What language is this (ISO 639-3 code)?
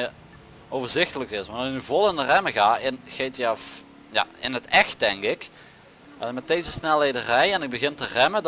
nld